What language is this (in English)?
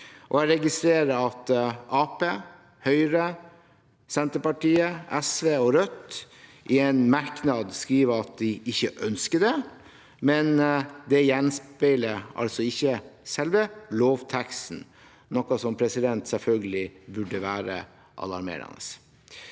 Norwegian